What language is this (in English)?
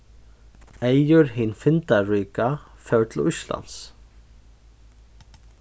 Faroese